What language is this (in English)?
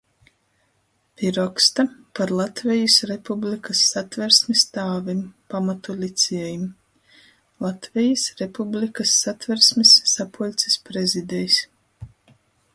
Latgalian